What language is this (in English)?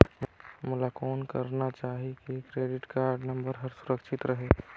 Chhattisgarhi